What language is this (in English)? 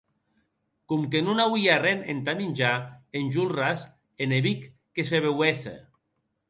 Occitan